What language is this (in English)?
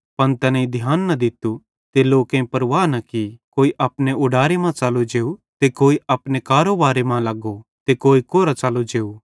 Bhadrawahi